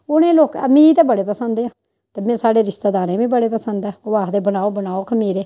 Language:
Dogri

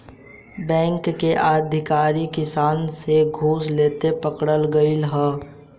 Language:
Bhojpuri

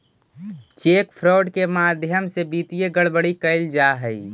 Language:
Magahi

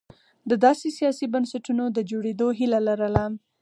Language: Pashto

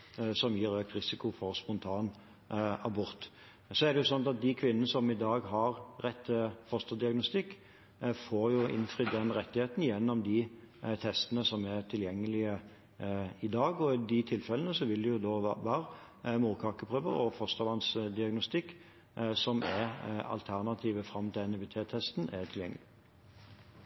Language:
Norwegian Bokmål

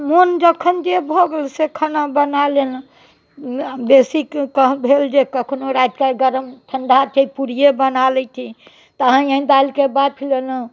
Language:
Maithili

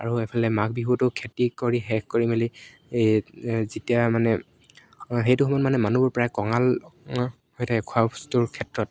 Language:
Assamese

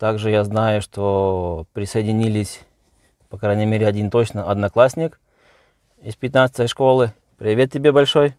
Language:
Russian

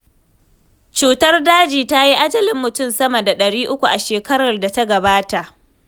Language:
Hausa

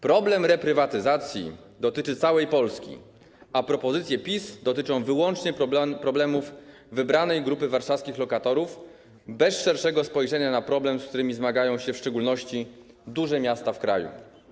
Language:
Polish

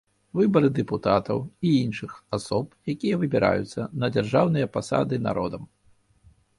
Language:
Belarusian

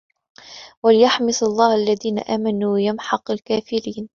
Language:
Arabic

